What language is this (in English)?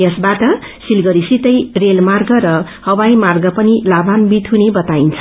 Nepali